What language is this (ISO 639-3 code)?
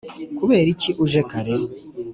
kin